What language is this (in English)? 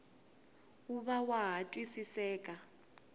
Tsonga